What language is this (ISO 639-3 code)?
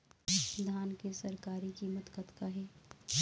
hne